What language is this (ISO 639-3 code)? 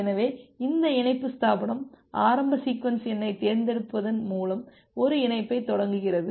tam